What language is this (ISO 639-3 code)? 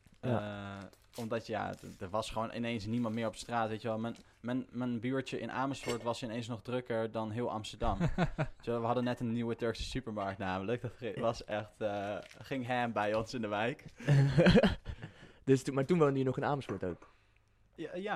nld